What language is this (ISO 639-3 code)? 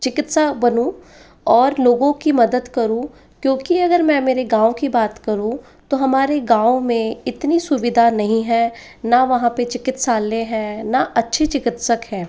hin